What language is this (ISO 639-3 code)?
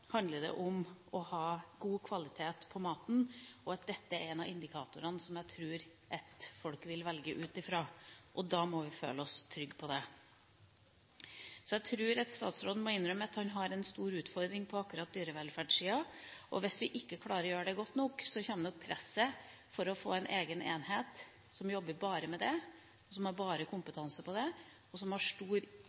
nob